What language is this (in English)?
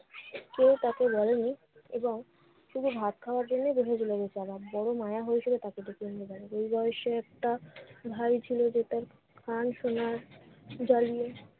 Bangla